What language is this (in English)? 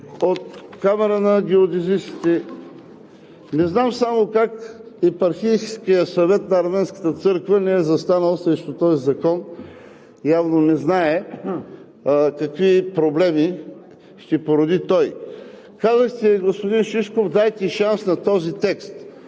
Bulgarian